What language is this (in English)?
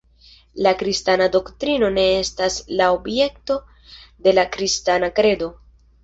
Esperanto